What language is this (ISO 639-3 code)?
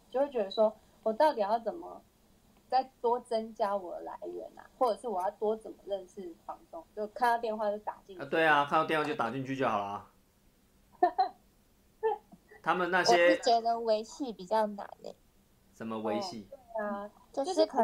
zho